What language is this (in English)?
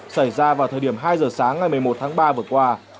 Vietnamese